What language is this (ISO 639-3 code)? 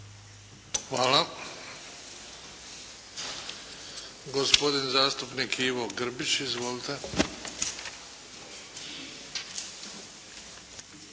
hrv